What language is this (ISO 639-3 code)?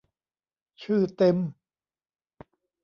tha